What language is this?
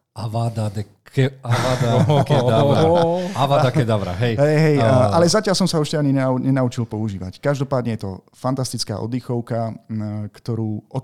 Slovak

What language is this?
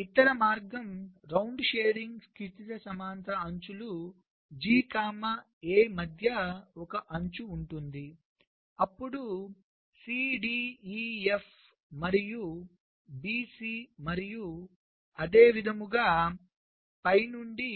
Telugu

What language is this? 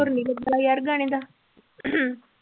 Punjabi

